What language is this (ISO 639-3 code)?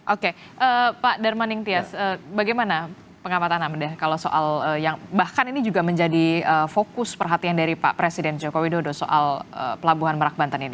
ind